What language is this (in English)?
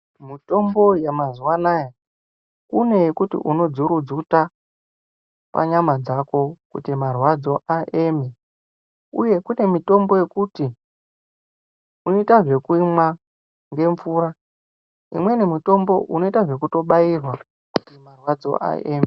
Ndau